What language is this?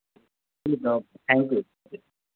Urdu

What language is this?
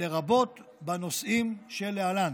Hebrew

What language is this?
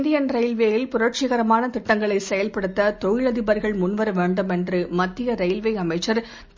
Tamil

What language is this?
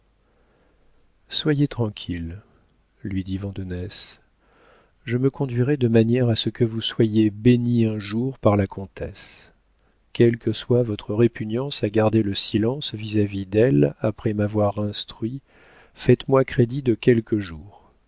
French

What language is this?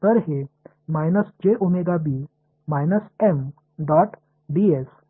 Tamil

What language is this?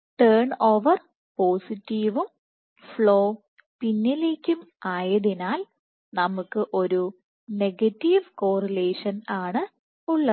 Malayalam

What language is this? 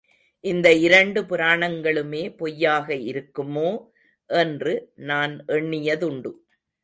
Tamil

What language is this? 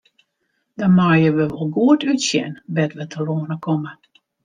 Western Frisian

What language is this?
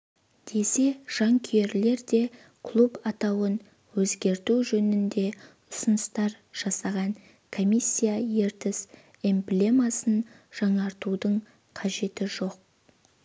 Kazakh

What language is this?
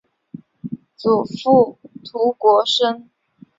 Chinese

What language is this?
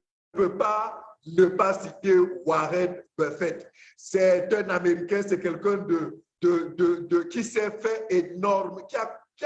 French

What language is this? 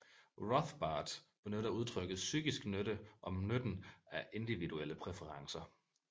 Danish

